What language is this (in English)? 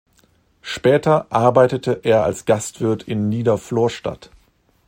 German